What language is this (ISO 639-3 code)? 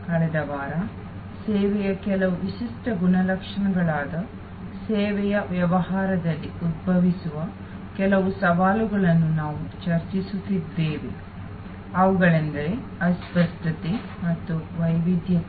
kan